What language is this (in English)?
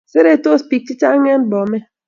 Kalenjin